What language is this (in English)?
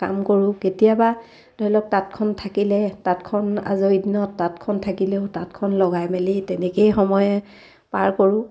Assamese